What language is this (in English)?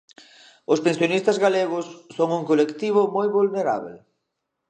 Galician